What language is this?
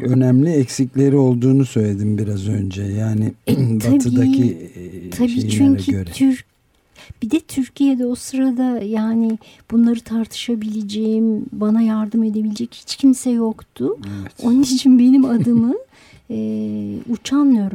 Turkish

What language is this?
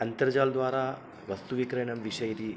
Sanskrit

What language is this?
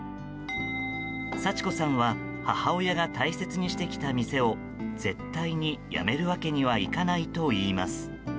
Japanese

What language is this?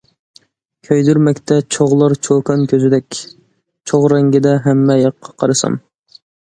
Uyghur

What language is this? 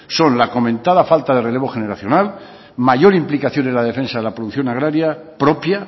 Spanish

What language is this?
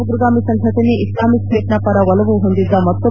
Kannada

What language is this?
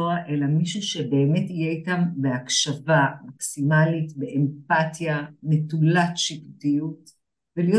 Hebrew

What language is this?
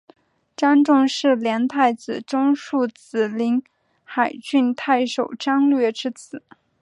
Chinese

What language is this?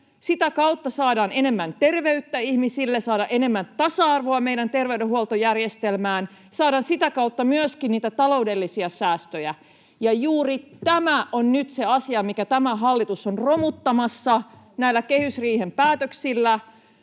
Finnish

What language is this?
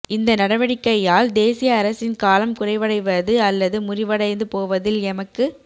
Tamil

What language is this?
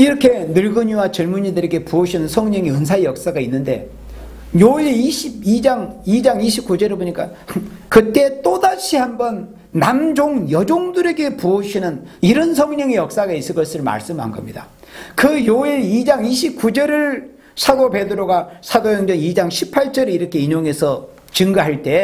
Korean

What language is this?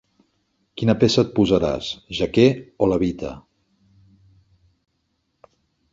Catalan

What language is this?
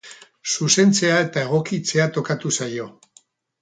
Basque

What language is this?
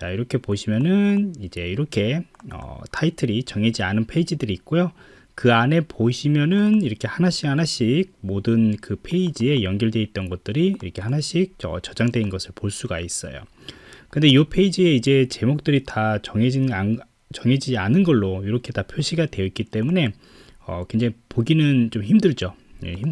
Korean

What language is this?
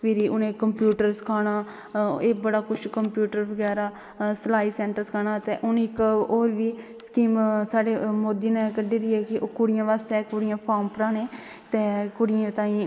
Dogri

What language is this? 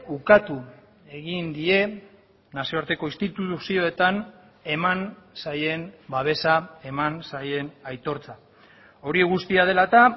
Basque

